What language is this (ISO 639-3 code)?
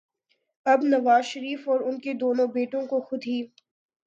urd